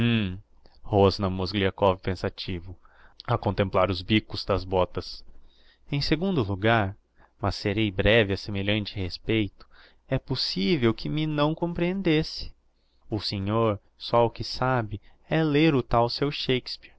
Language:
Portuguese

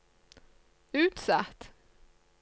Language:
Norwegian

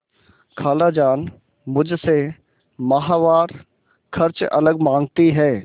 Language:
Hindi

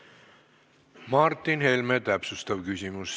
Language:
Estonian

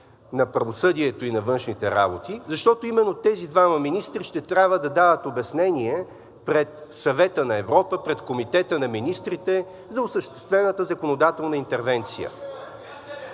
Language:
Bulgarian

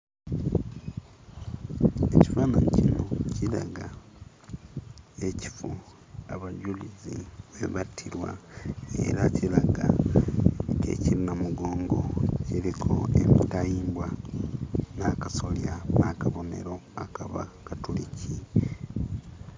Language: Ganda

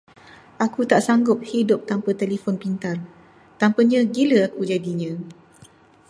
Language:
Malay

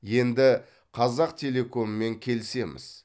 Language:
Kazakh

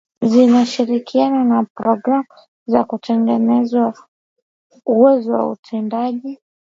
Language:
Swahili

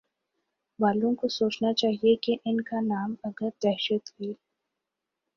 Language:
Urdu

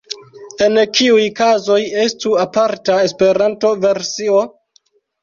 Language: Esperanto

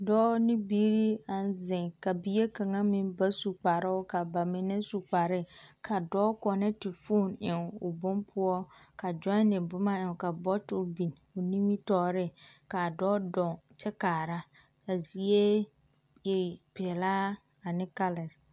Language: Southern Dagaare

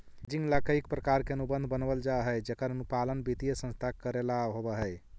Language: Magahi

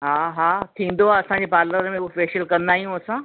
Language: Sindhi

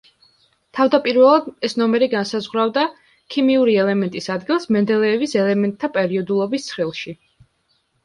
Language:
Georgian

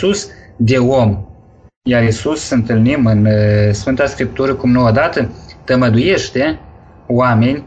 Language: Romanian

